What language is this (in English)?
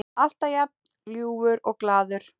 Icelandic